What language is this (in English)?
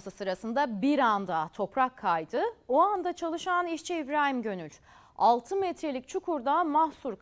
Turkish